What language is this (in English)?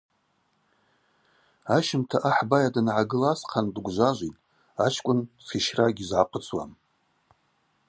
Abaza